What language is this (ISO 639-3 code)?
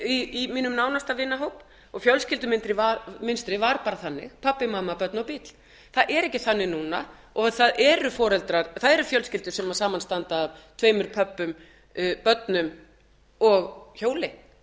isl